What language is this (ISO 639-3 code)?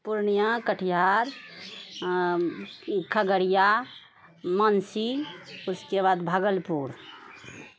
mai